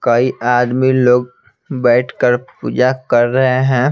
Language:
Hindi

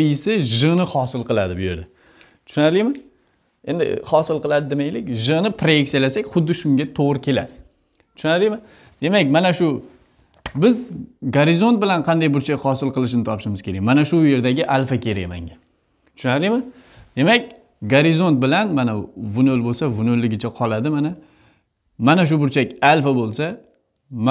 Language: Turkish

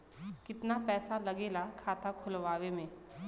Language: Bhojpuri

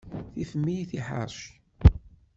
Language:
Kabyle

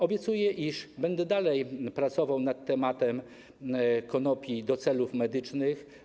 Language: Polish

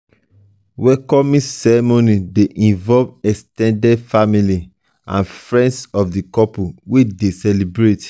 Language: Nigerian Pidgin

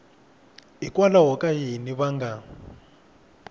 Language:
Tsonga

